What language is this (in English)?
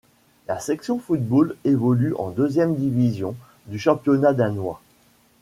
French